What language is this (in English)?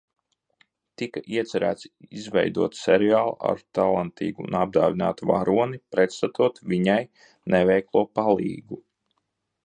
Latvian